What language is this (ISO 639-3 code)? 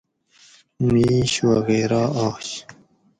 gwc